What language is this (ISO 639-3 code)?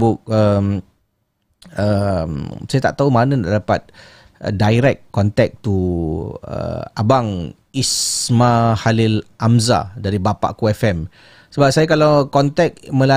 msa